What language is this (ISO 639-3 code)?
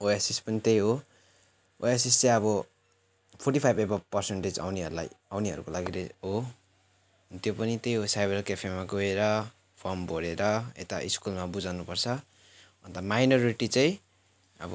nep